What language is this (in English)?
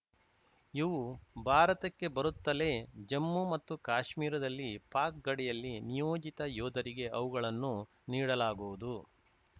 Kannada